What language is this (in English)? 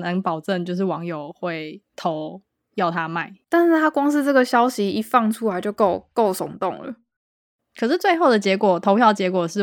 Chinese